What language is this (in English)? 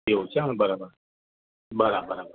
Gujarati